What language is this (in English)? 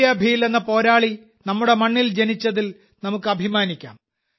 Malayalam